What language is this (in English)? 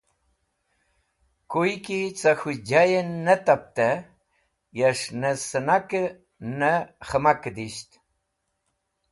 Wakhi